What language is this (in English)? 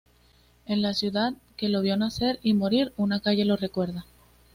Spanish